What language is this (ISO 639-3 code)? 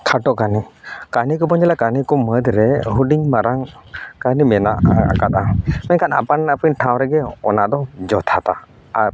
sat